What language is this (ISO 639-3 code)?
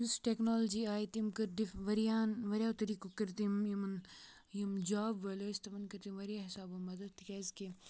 kas